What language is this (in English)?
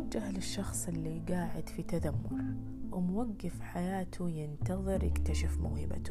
Arabic